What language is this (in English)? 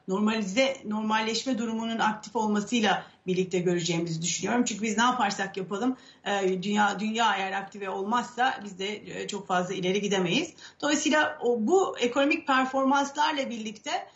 Turkish